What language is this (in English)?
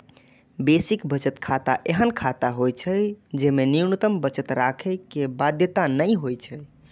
Maithili